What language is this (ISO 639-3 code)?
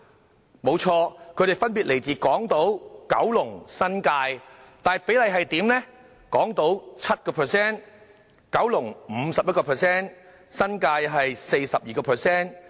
yue